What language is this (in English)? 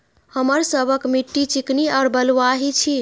Maithili